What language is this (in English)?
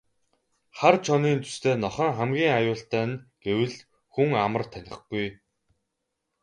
Mongolian